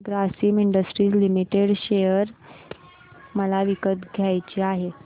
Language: Marathi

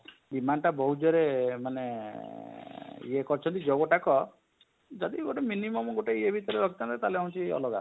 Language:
Odia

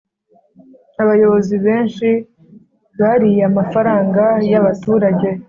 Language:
Kinyarwanda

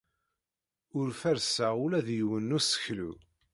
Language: Kabyle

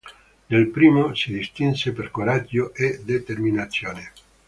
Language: Italian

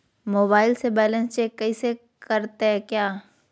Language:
Magahi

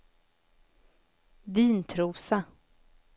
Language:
Swedish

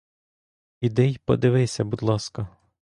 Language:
Ukrainian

